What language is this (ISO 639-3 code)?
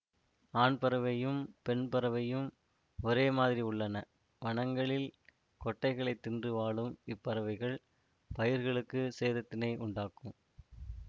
tam